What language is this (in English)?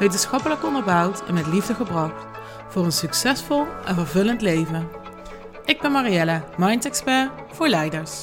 Dutch